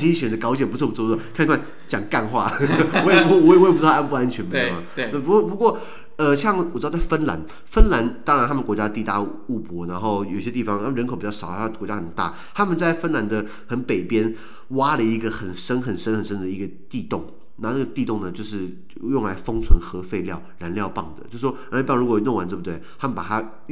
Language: Chinese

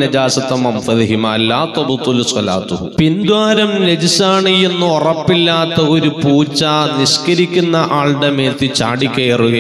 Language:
Arabic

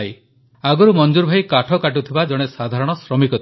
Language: Odia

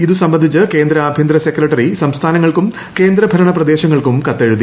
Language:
Malayalam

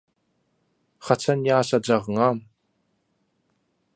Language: Turkmen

